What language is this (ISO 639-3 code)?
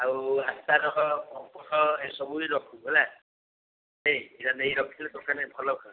ori